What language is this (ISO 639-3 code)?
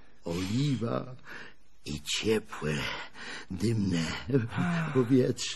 pol